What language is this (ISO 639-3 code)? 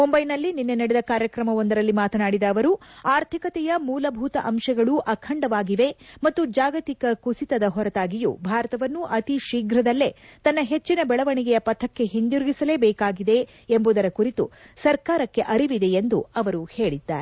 kan